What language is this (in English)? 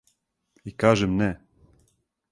Serbian